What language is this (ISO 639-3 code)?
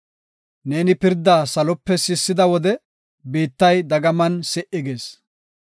gof